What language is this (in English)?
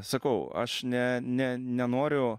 Lithuanian